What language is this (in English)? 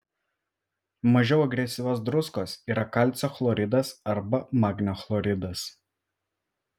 Lithuanian